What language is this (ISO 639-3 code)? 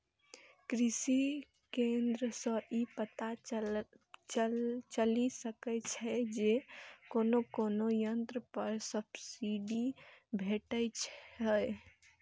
mai